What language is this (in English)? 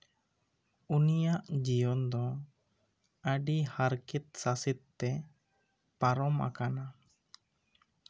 Santali